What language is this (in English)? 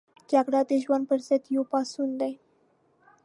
Pashto